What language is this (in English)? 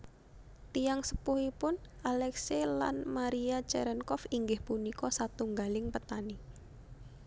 Javanese